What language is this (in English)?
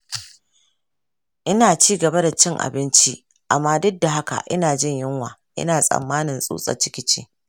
Hausa